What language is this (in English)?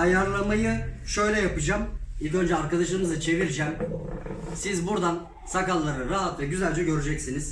Turkish